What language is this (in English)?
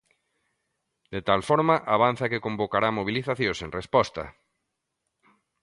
Galician